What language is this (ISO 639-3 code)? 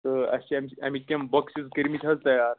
kas